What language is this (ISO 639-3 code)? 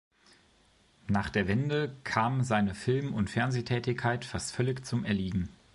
deu